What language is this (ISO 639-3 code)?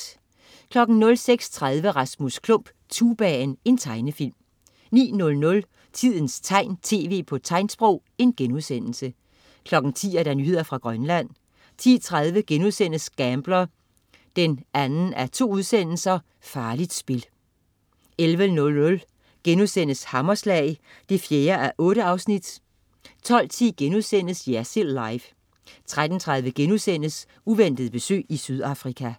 dan